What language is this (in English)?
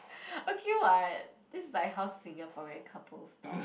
English